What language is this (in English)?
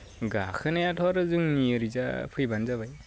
Bodo